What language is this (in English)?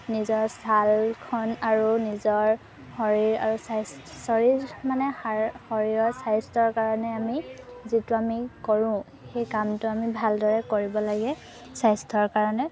Assamese